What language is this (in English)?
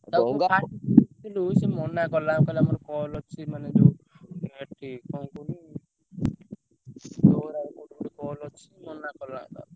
Odia